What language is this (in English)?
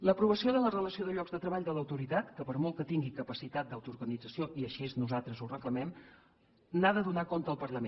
Catalan